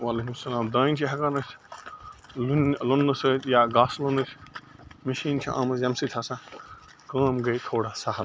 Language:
Kashmiri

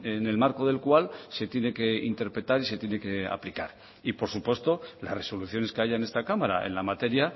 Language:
Spanish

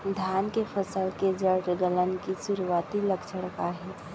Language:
Chhattisgarhi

